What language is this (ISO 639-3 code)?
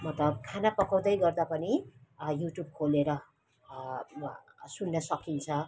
nep